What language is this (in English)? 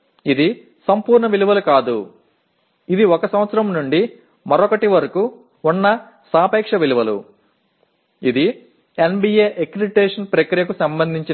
Telugu